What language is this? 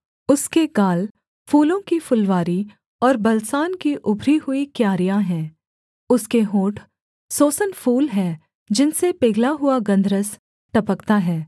Hindi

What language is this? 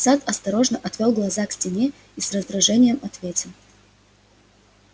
Russian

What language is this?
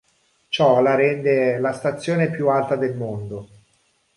Italian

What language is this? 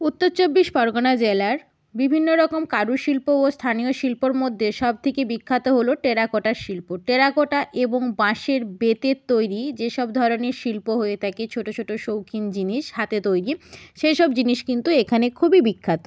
Bangla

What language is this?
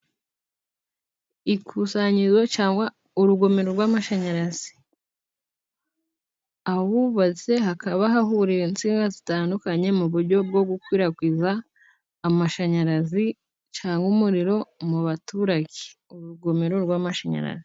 Kinyarwanda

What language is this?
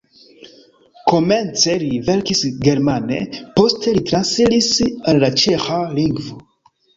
Esperanto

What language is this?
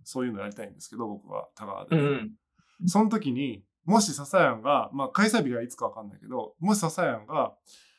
Japanese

